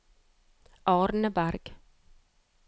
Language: Norwegian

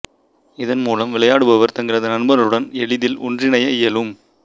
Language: Tamil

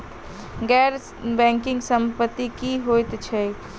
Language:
Maithili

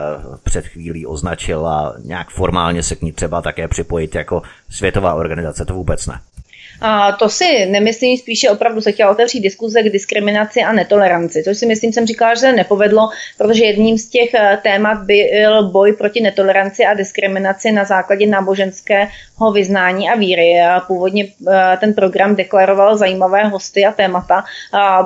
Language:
Czech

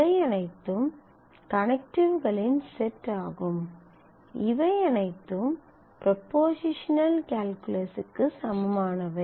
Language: Tamil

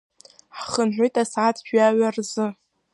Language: Abkhazian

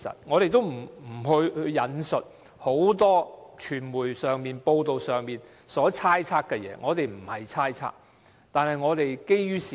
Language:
Cantonese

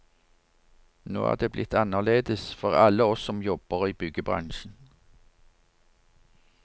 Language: Norwegian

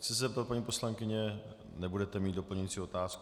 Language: Czech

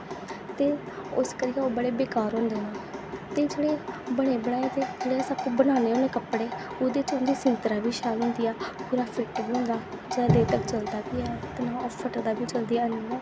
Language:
Dogri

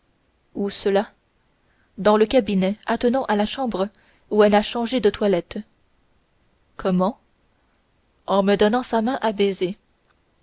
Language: French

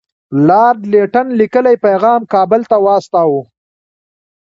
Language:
Pashto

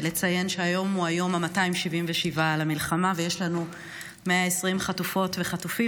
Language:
Hebrew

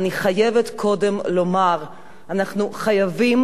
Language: Hebrew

